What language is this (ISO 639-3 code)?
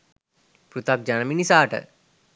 sin